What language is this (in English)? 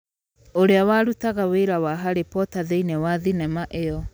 Kikuyu